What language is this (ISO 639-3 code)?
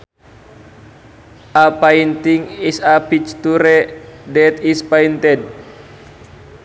sun